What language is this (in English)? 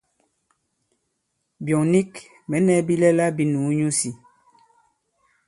Bankon